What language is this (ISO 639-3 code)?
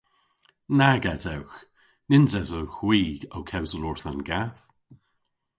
cor